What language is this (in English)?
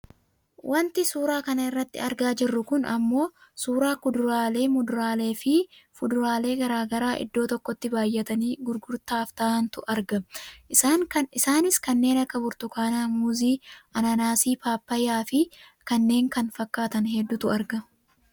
Oromo